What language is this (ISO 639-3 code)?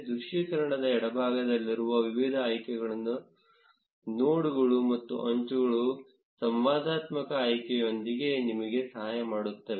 kan